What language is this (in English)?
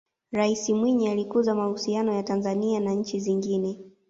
Swahili